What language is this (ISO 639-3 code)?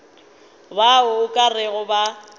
nso